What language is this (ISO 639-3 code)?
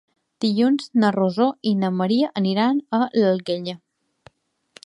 cat